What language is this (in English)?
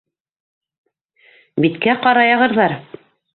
Bashkir